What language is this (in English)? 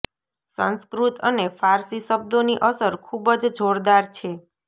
Gujarati